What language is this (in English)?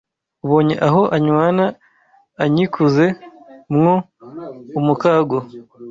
Kinyarwanda